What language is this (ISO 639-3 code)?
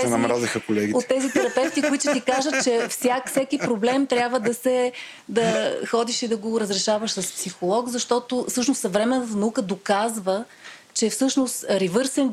bul